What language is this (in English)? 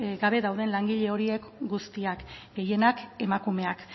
Basque